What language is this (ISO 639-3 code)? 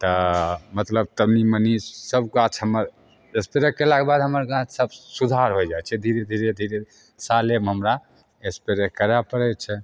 mai